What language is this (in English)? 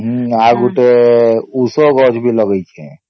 Odia